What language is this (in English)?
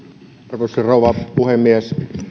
Finnish